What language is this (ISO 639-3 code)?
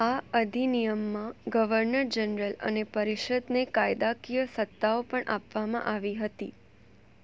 guj